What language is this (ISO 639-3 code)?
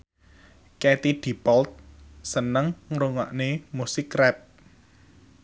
jav